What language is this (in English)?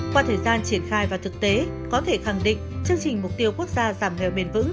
Vietnamese